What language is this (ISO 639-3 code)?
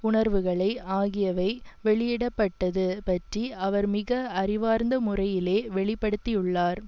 tam